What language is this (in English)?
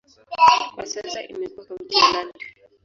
Swahili